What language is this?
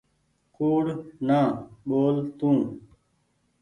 Goaria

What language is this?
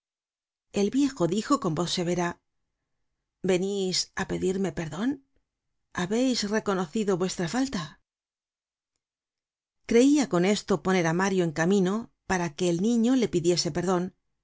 Spanish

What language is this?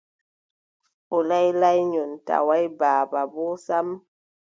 Adamawa Fulfulde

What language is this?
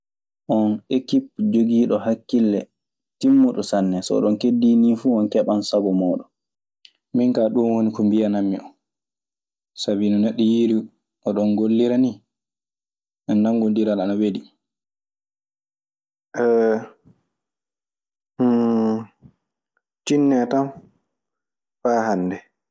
Maasina Fulfulde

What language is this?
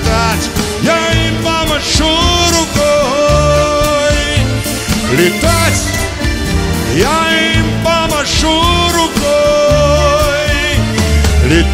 Russian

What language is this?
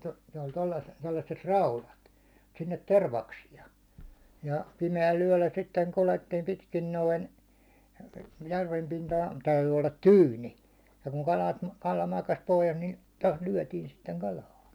Finnish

